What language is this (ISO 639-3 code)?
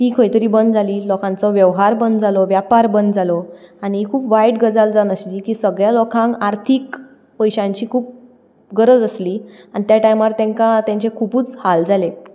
kok